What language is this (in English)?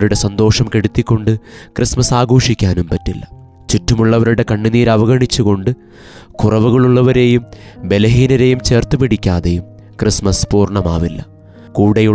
Malayalam